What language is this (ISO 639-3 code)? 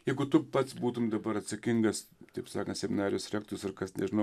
lit